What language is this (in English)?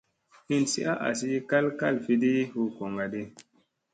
Musey